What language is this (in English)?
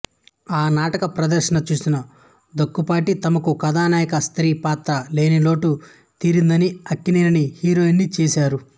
Telugu